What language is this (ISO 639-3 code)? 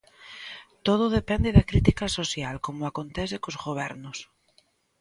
glg